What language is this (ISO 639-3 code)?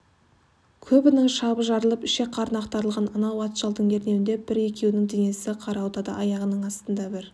kaz